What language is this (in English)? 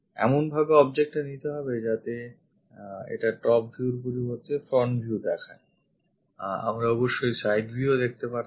Bangla